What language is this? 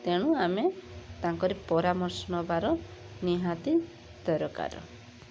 Odia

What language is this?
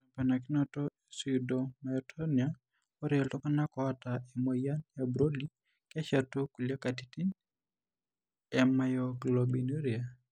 Masai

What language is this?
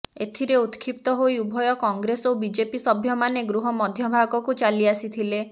Odia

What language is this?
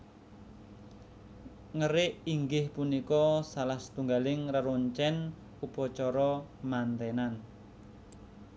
Javanese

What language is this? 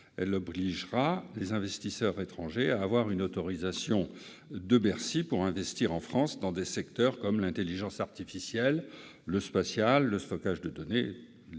French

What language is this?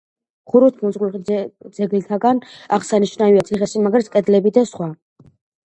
Georgian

